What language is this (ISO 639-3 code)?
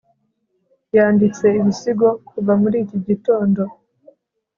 kin